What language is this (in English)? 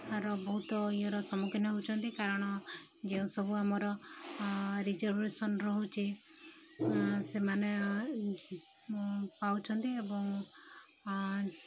Odia